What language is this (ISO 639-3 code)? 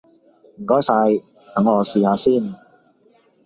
yue